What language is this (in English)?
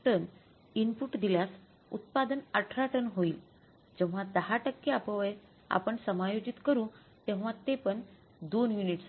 Marathi